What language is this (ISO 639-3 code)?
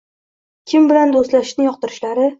uzb